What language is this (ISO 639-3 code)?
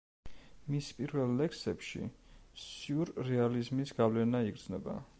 kat